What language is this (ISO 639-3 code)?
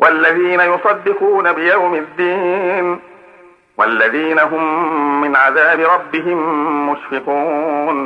ara